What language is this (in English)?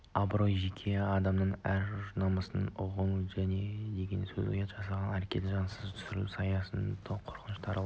Kazakh